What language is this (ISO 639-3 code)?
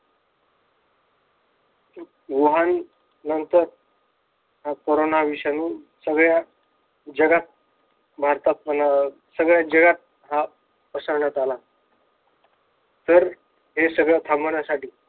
mar